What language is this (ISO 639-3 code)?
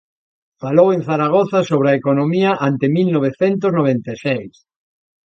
glg